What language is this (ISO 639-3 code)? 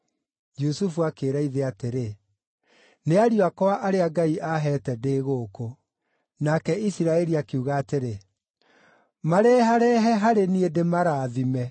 kik